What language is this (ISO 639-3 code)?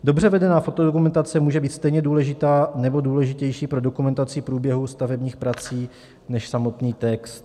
ces